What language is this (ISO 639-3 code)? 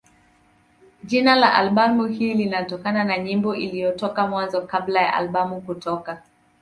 swa